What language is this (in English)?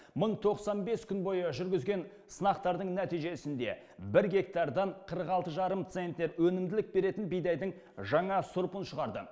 Kazakh